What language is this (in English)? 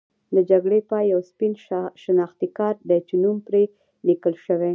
Pashto